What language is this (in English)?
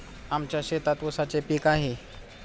Marathi